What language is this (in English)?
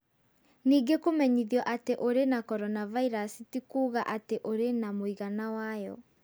Kikuyu